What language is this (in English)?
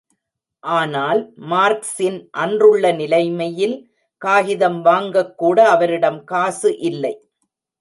Tamil